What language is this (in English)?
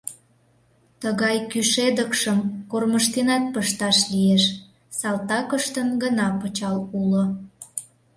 Mari